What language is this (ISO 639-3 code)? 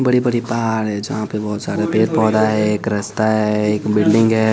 hin